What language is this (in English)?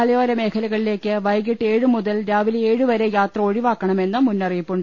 Malayalam